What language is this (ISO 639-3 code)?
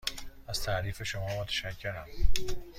fas